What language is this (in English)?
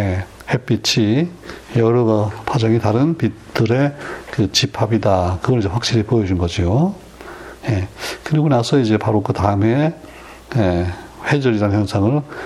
Korean